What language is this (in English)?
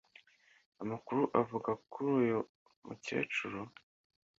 Kinyarwanda